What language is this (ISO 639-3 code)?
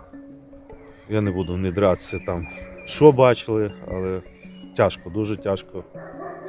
ukr